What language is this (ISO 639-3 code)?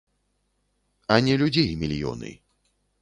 bel